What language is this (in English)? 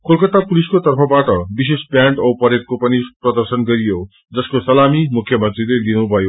Nepali